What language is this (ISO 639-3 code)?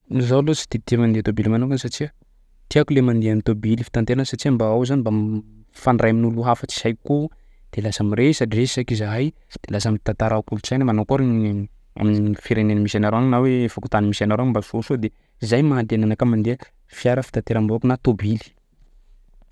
skg